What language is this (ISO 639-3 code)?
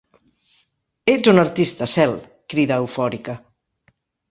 cat